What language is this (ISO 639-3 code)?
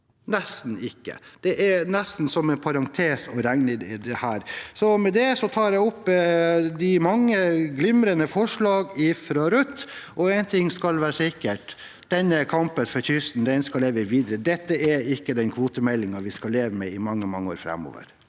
nor